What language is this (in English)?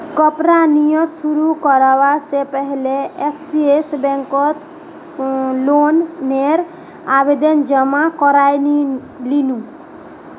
Magahi